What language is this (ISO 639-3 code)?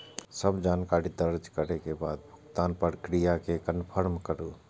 mai